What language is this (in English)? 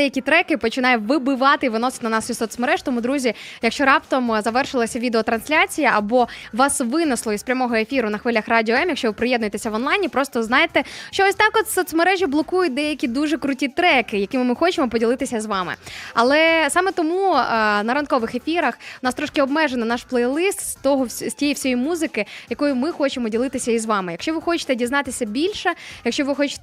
Ukrainian